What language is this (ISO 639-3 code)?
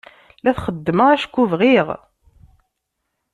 kab